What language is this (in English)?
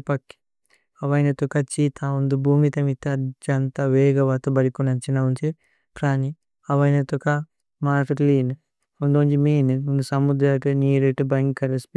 Tulu